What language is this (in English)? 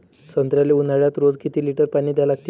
Marathi